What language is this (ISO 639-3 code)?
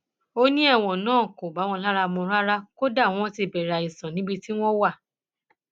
yor